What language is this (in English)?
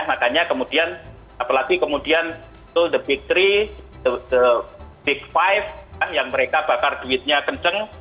Indonesian